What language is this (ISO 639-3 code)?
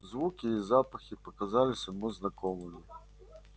rus